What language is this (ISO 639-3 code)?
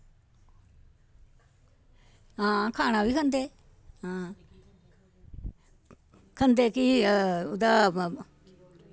doi